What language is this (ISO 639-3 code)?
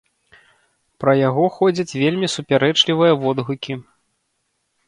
bel